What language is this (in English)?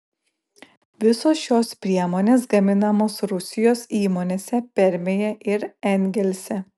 Lithuanian